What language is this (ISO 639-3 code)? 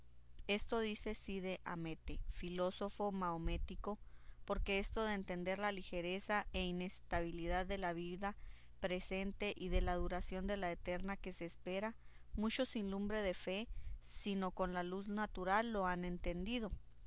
spa